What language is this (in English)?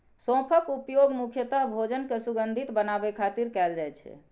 Maithili